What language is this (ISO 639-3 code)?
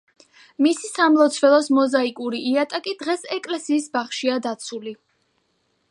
kat